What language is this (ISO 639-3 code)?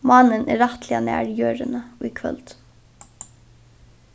fao